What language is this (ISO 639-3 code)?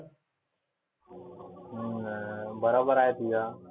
mar